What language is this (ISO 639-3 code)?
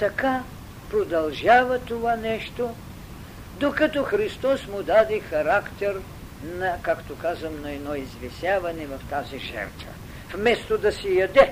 bul